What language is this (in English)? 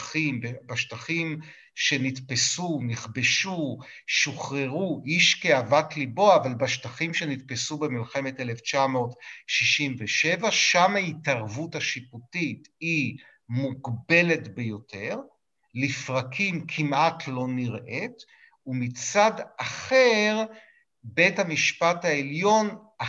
Hebrew